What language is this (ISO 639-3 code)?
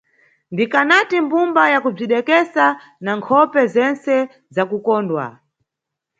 nyu